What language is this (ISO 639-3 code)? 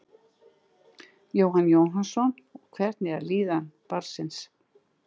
isl